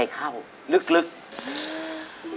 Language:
Thai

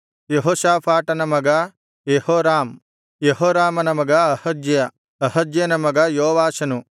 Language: Kannada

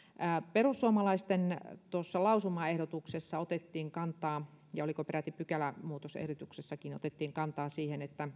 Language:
Finnish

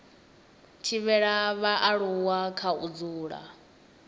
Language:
Venda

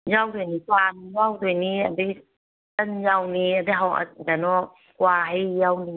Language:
Manipuri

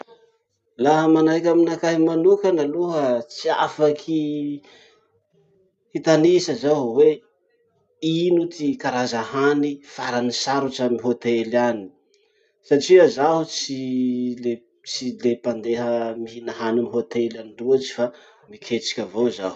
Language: Masikoro Malagasy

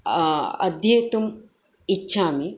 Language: Sanskrit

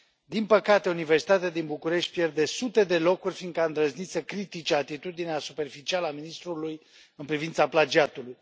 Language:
Romanian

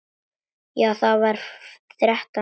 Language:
Icelandic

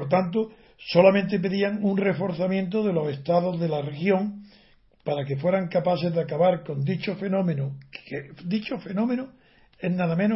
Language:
Spanish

